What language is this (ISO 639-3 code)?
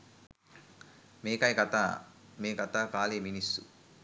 sin